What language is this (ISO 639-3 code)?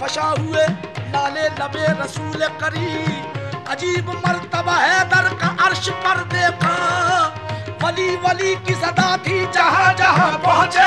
fas